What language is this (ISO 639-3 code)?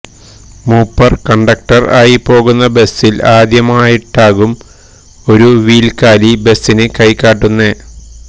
mal